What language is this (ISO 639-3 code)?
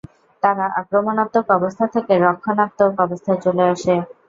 ben